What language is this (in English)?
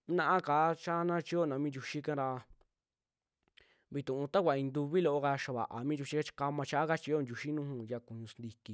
Western Juxtlahuaca Mixtec